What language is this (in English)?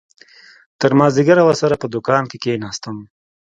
Pashto